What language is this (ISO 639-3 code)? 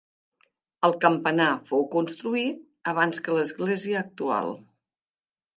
cat